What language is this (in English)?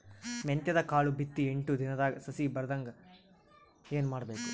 Kannada